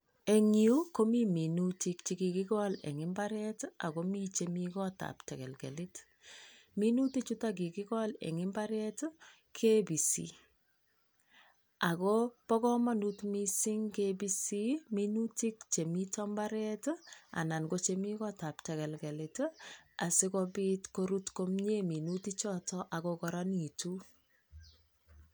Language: Kalenjin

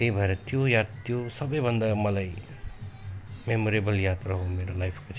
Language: Nepali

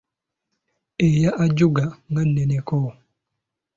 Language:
Ganda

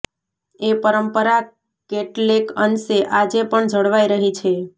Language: Gujarati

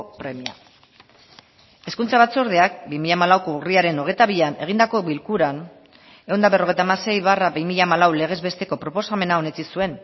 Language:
Basque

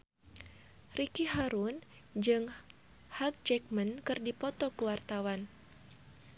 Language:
Sundanese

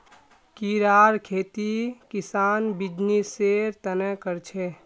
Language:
Magahi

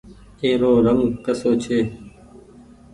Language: Goaria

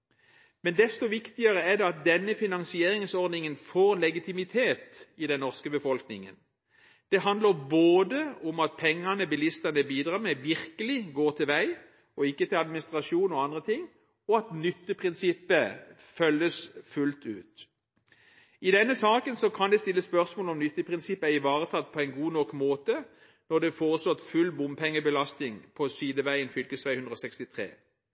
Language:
Norwegian Bokmål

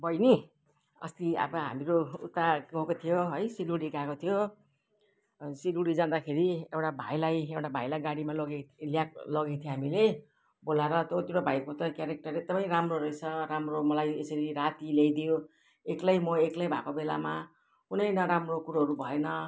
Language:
Nepali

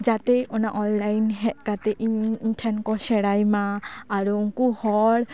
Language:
Santali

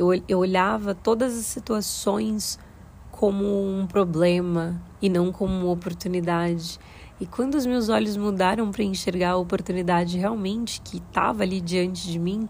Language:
Portuguese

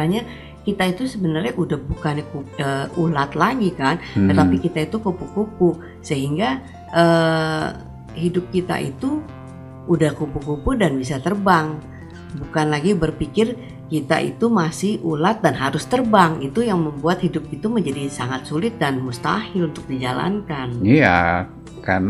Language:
Indonesian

